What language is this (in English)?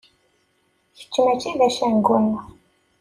Kabyle